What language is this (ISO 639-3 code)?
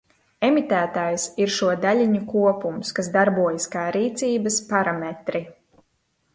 lav